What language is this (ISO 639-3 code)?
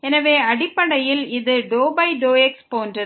tam